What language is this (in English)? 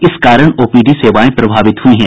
Hindi